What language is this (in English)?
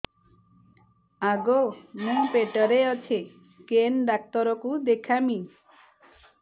Odia